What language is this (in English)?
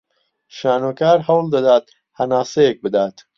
Central Kurdish